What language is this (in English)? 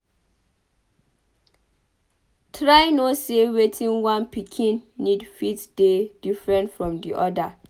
Nigerian Pidgin